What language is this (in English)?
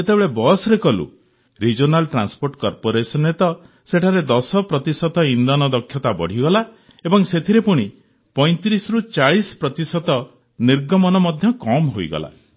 Odia